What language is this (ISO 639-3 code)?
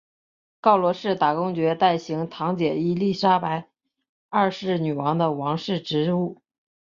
zho